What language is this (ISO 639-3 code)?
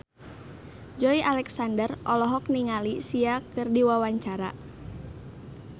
sun